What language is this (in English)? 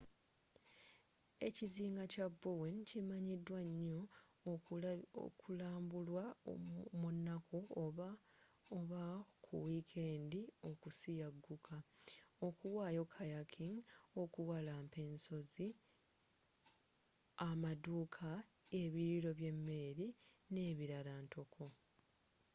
Ganda